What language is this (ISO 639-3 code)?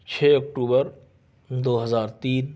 urd